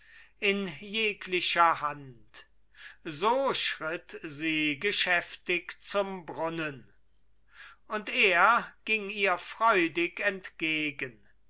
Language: German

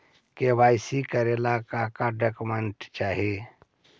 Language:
Magahi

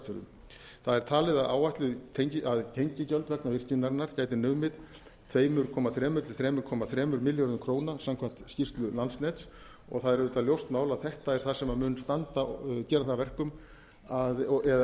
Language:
Icelandic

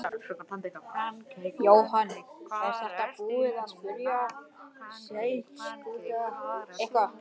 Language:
Icelandic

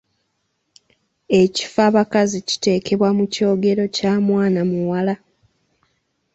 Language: Ganda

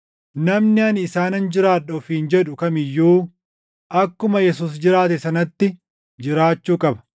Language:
Oromo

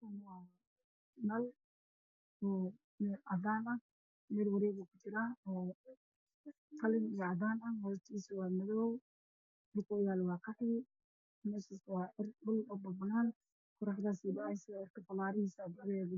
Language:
Somali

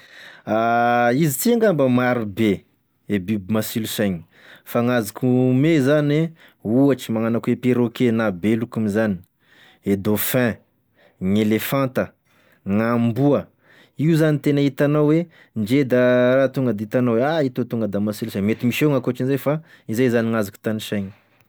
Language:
Tesaka Malagasy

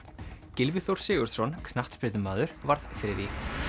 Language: Icelandic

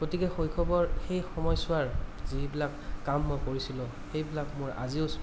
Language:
Assamese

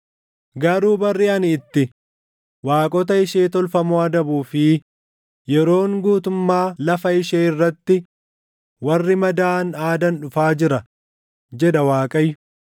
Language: Oromo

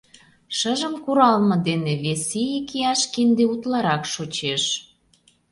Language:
Mari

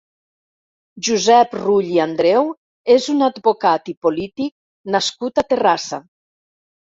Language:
Catalan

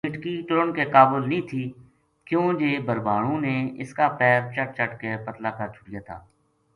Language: Gujari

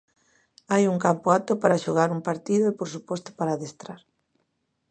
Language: Galician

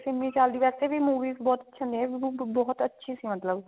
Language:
Punjabi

